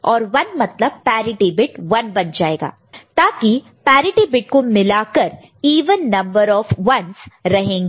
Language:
Hindi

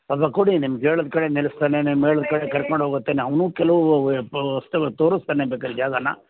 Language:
Kannada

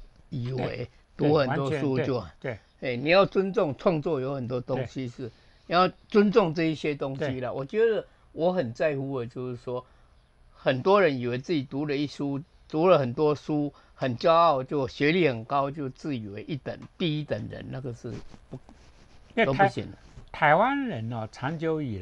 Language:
Chinese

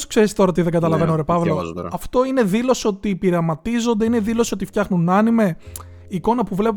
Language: Greek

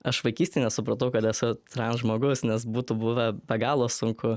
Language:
Lithuanian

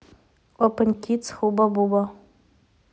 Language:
Russian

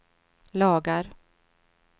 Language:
Swedish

